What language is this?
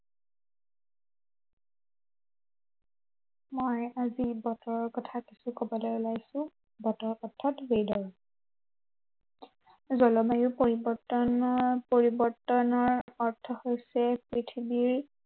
Assamese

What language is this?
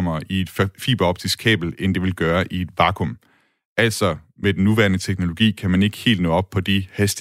Danish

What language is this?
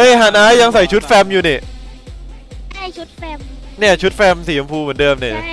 Thai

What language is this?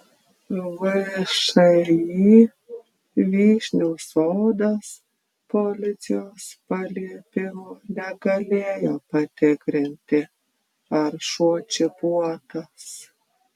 Lithuanian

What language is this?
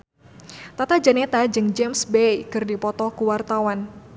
Sundanese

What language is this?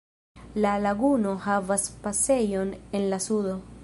Esperanto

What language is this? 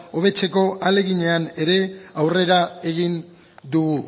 Basque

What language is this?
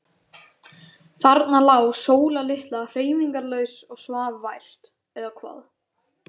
Icelandic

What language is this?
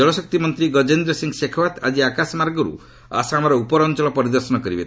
Odia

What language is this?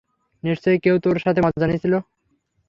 Bangla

